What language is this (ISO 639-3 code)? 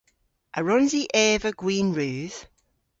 cor